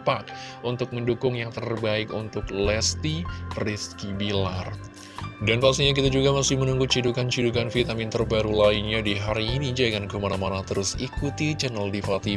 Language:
Indonesian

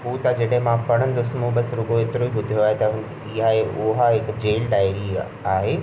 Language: Sindhi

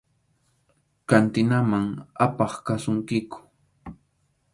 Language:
Arequipa-La Unión Quechua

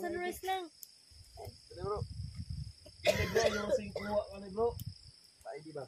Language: Filipino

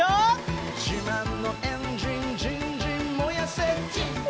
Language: Japanese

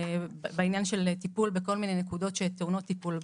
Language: Hebrew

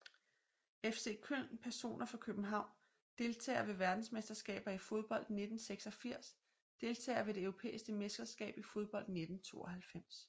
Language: Danish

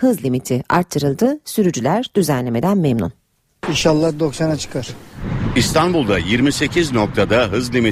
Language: Turkish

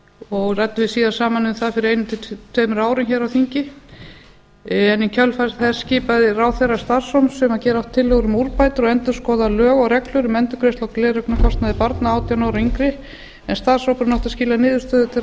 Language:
Icelandic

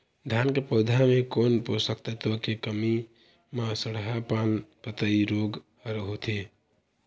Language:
Chhattisgarhi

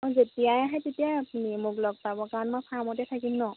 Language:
Assamese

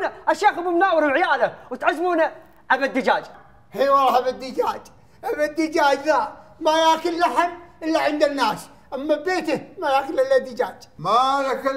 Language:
Arabic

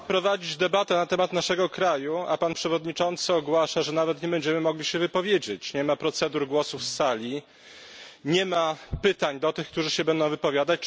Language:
Polish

